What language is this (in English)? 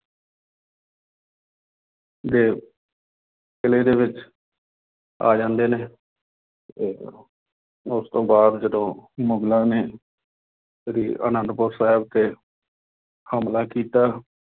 Punjabi